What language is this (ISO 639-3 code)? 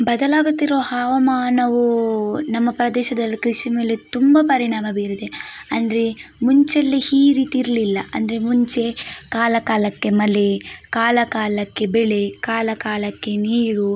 kan